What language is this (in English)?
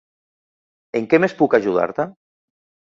Catalan